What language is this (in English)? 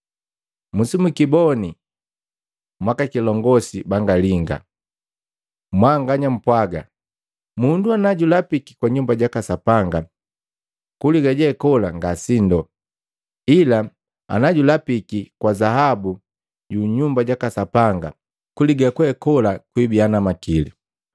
Matengo